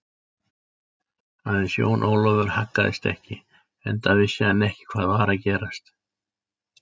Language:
Icelandic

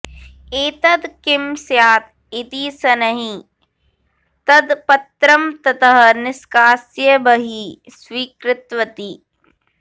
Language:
Sanskrit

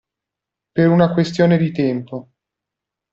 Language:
Italian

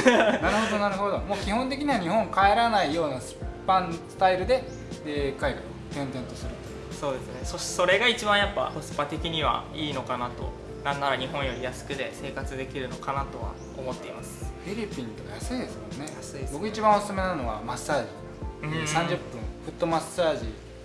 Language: Japanese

